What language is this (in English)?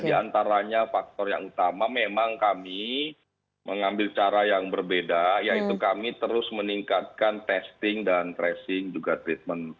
Indonesian